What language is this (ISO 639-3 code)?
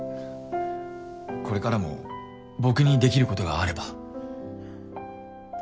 jpn